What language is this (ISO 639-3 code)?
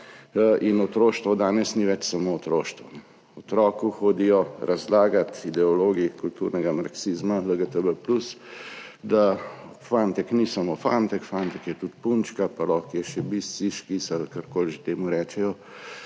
slv